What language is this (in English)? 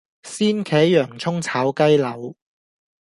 Cantonese